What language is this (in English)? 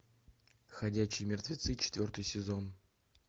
Russian